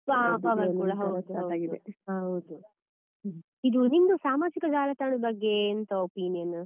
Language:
Kannada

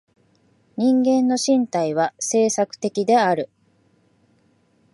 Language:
Japanese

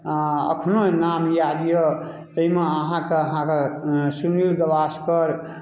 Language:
Maithili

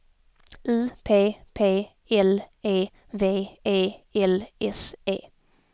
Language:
Swedish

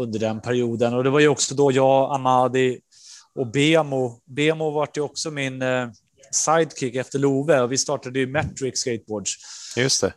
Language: Swedish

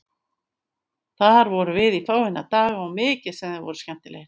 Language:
Icelandic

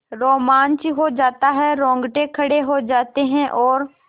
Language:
Hindi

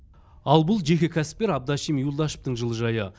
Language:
Kazakh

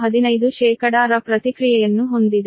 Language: Kannada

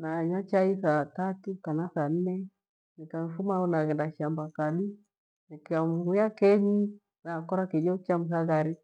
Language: Gweno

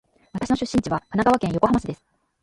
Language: Japanese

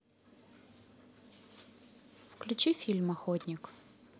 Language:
Russian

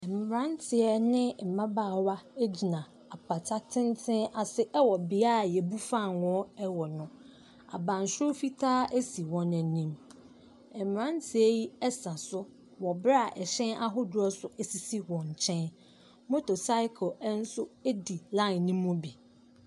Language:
Akan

